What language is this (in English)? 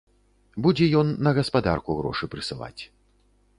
Belarusian